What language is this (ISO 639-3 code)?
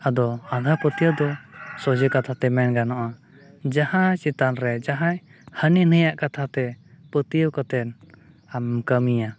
sat